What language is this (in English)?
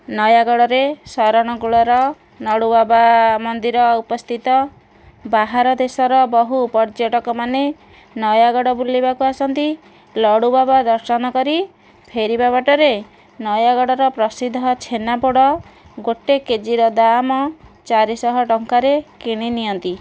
Odia